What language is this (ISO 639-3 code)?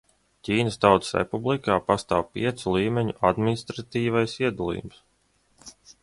lav